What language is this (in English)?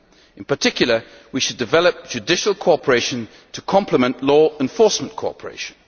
English